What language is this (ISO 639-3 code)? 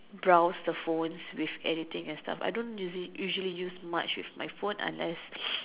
eng